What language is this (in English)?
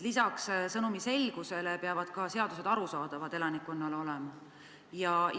Estonian